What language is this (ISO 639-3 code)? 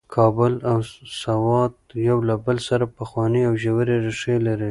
pus